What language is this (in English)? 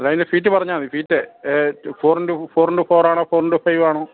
Malayalam